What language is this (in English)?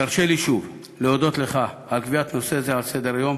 Hebrew